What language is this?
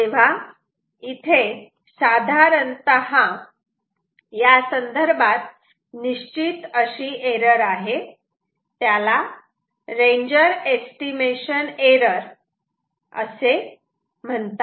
Marathi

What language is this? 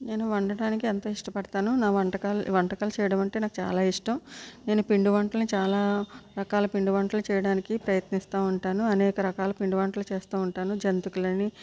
Telugu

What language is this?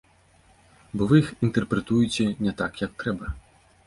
Belarusian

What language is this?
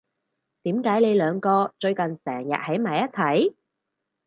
Cantonese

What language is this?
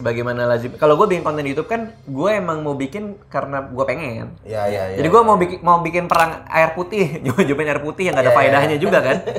Indonesian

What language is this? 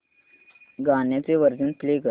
Marathi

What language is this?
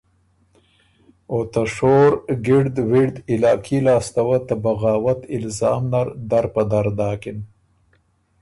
Ormuri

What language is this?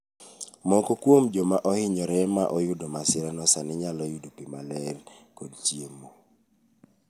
Luo (Kenya and Tanzania)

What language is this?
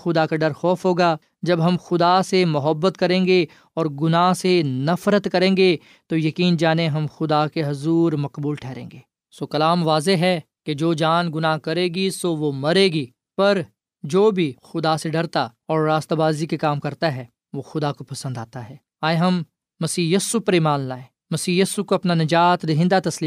Urdu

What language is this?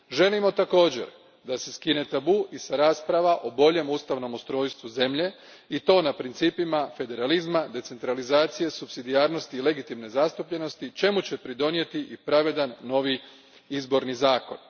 Croatian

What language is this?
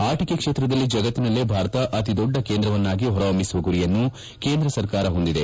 Kannada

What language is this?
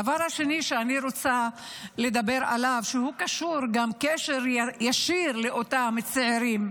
Hebrew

